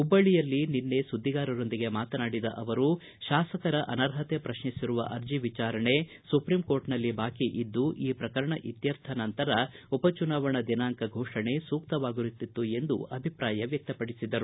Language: Kannada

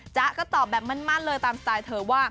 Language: Thai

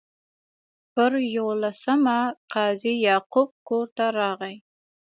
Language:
Pashto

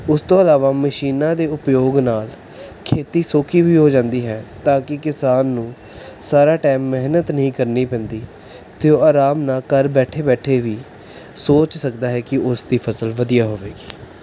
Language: Punjabi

